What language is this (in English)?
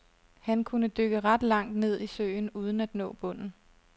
Danish